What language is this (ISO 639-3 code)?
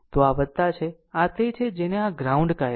guj